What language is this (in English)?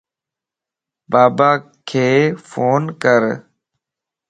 Lasi